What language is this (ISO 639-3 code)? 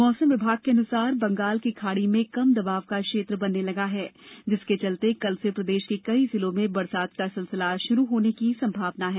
hin